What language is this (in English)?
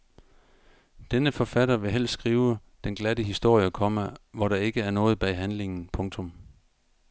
Danish